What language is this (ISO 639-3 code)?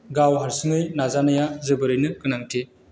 brx